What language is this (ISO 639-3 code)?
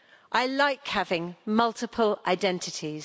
eng